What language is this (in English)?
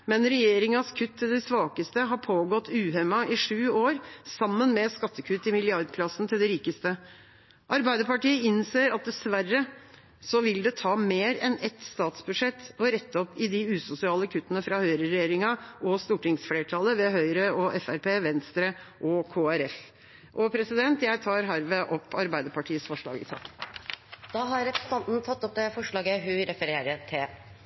Norwegian Bokmål